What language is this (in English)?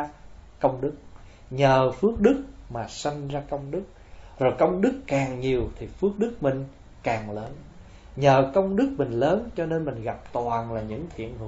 Vietnamese